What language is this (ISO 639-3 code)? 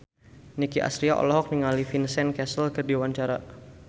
sun